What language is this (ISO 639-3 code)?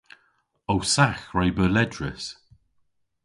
cor